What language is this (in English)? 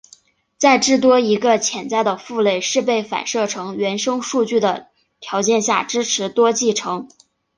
Chinese